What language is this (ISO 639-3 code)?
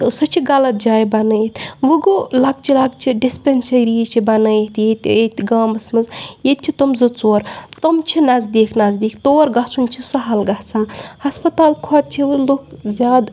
kas